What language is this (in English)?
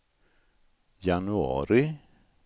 Swedish